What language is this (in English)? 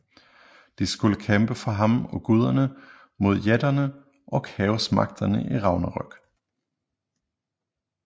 Danish